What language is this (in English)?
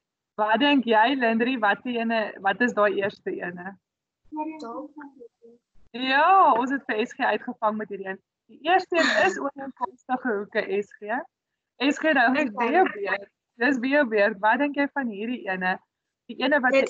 Dutch